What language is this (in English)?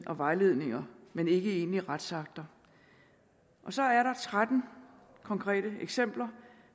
Danish